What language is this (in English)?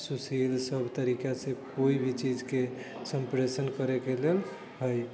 Maithili